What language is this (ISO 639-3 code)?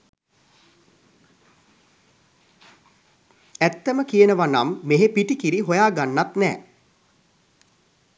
sin